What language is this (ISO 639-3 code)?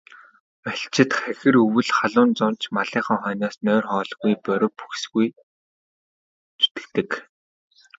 mon